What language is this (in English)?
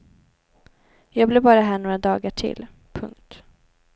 Swedish